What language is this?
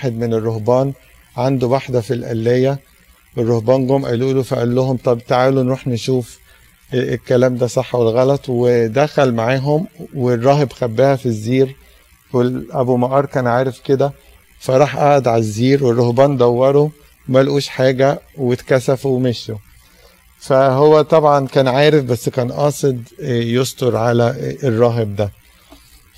Arabic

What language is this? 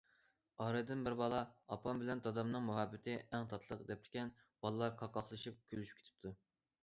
Uyghur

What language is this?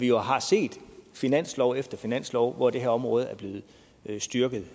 Danish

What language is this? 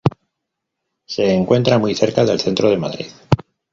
Spanish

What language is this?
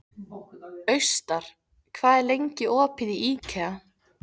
Icelandic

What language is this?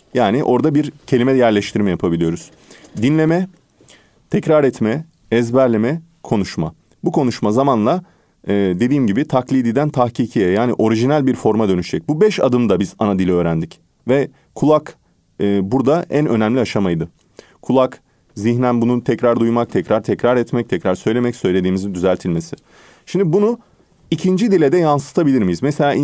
Turkish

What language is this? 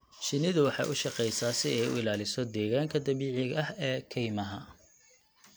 Somali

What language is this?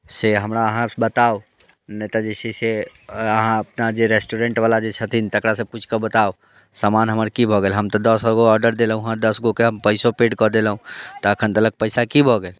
Maithili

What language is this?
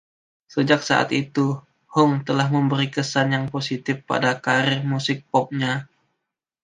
Indonesian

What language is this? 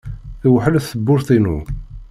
Kabyle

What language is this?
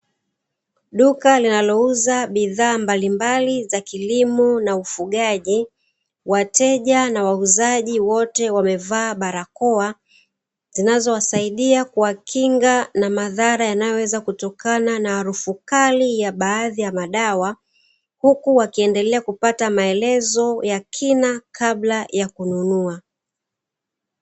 Swahili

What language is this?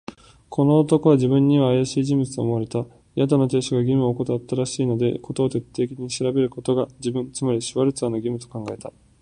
Japanese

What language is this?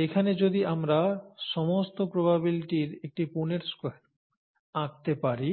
Bangla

